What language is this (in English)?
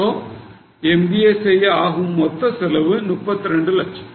Tamil